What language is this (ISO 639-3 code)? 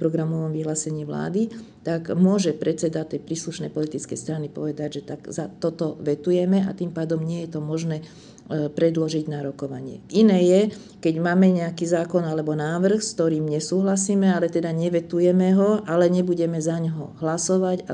slk